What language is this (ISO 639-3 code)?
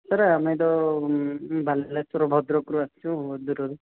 ori